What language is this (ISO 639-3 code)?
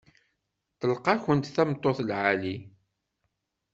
kab